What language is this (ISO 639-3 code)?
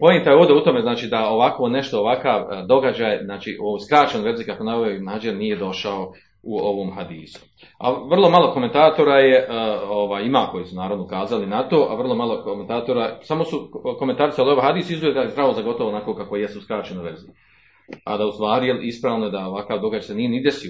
hrv